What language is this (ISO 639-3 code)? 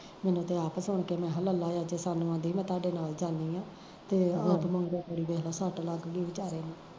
pan